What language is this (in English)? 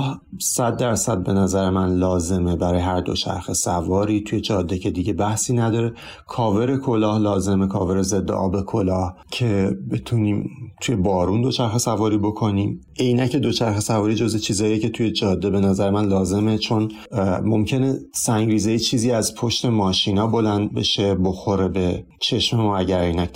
Persian